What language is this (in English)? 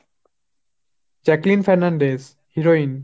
Bangla